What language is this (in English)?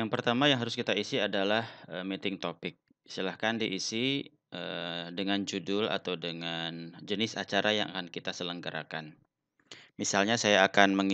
Indonesian